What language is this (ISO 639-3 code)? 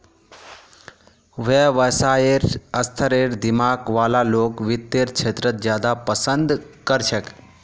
mag